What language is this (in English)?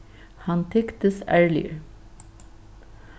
Faroese